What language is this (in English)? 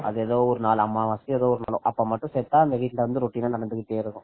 Tamil